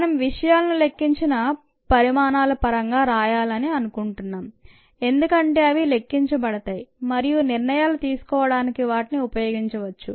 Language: Telugu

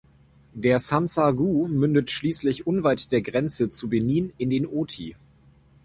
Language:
German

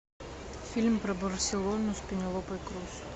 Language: Russian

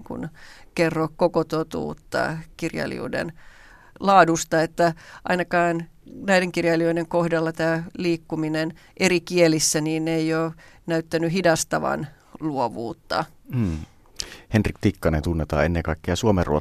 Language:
Finnish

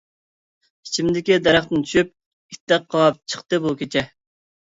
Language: Uyghur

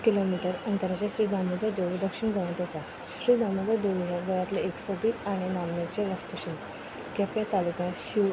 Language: Konkani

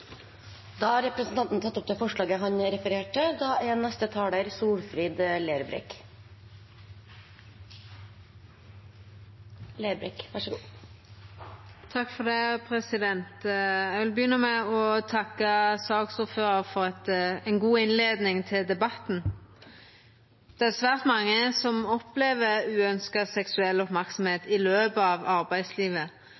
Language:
Norwegian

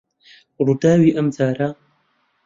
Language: Central Kurdish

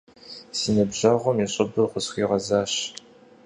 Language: Kabardian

